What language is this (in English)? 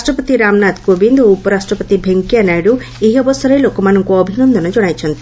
Odia